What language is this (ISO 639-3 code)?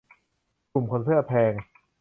tha